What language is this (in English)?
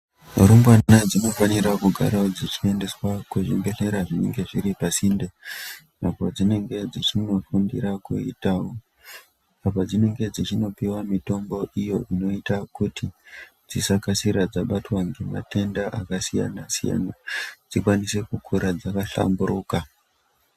Ndau